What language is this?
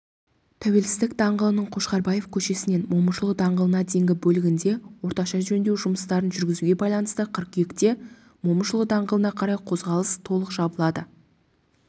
Kazakh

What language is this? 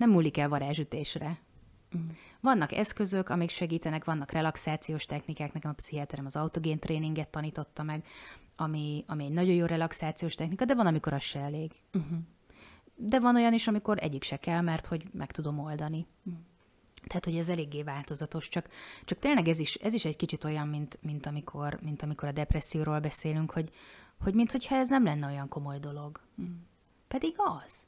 Hungarian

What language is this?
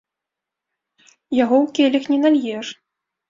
Belarusian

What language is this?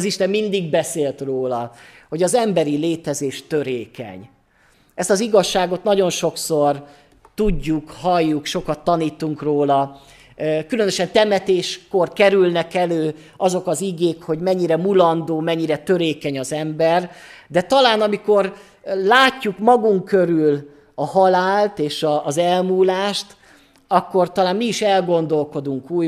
Hungarian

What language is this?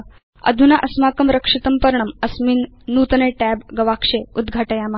Sanskrit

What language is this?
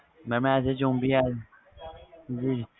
Punjabi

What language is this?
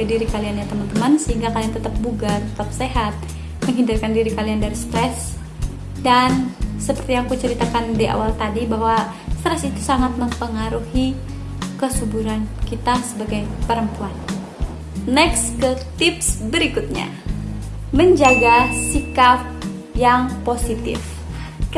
Indonesian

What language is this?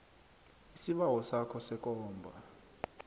South Ndebele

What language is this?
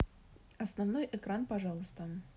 Russian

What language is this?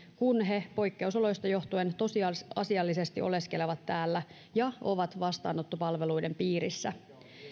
Finnish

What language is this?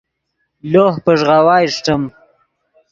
Yidgha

